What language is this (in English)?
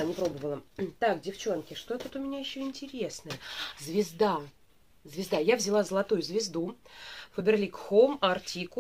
Russian